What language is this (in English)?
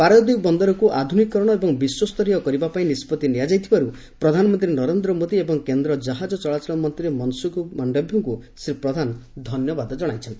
Odia